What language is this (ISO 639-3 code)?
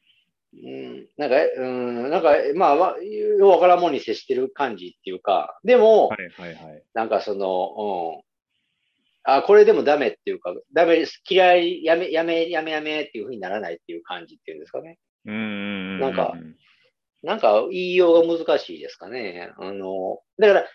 jpn